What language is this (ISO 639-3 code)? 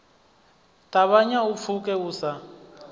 ven